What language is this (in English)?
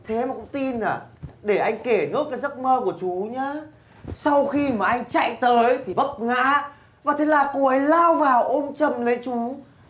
Vietnamese